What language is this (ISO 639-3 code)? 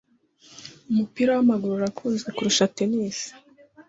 kin